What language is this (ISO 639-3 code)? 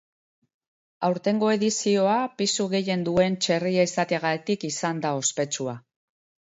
eus